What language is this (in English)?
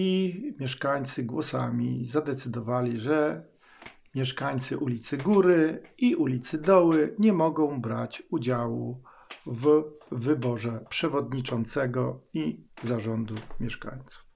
Polish